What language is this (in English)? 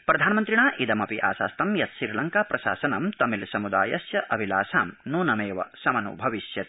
Sanskrit